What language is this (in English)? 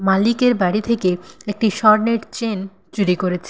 Bangla